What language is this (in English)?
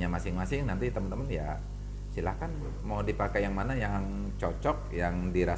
Indonesian